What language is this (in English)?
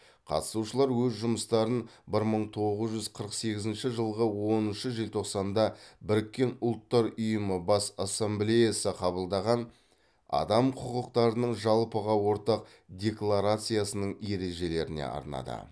Kazakh